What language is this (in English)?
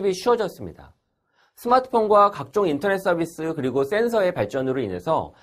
Korean